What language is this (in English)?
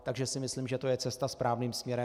Czech